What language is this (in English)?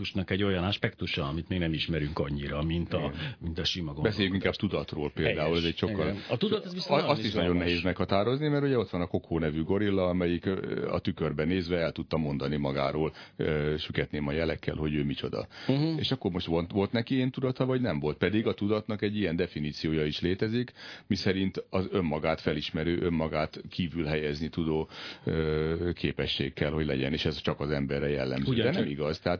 Hungarian